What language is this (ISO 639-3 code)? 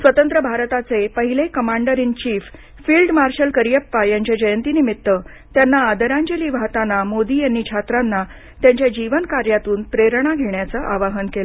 mar